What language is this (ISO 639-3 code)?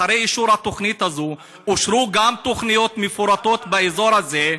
heb